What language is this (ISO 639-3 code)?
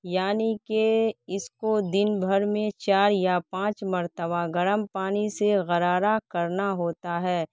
urd